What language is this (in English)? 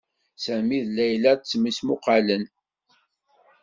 Kabyle